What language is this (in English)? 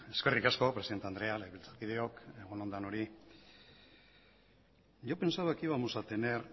Basque